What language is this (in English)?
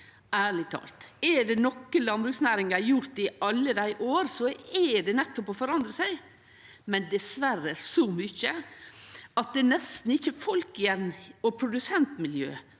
Norwegian